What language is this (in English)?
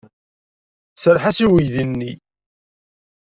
Kabyle